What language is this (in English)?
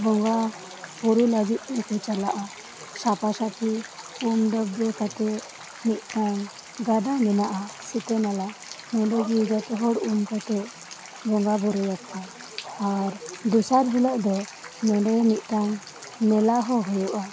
Santali